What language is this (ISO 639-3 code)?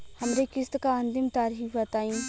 bho